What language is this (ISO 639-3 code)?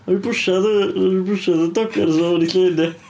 cym